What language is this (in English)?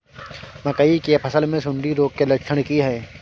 Maithili